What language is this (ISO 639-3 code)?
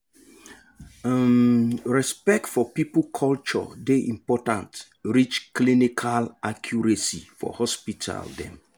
pcm